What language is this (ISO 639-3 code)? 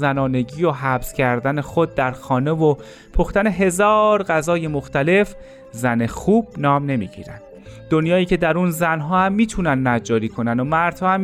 fas